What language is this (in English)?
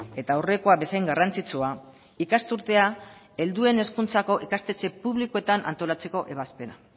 Basque